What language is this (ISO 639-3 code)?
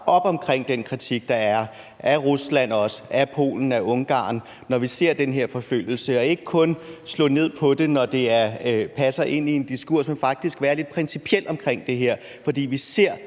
dan